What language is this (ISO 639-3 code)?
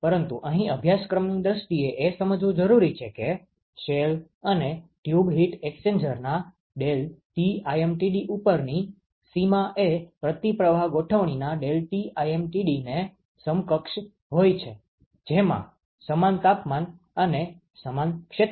guj